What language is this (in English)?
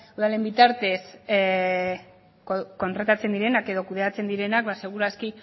Basque